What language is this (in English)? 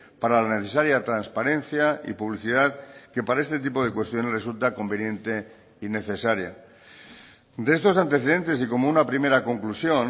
Spanish